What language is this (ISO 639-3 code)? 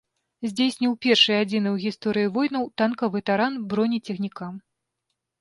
bel